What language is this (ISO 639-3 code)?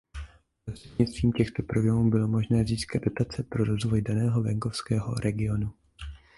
ces